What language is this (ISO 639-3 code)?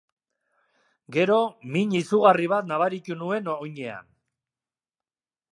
eus